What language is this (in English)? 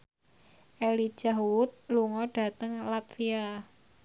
Javanese